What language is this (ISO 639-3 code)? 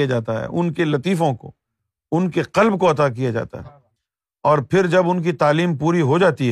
urd